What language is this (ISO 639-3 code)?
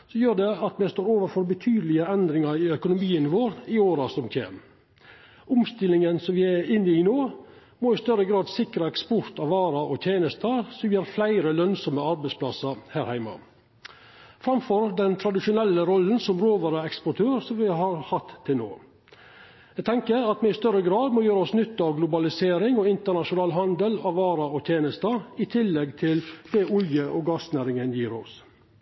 nno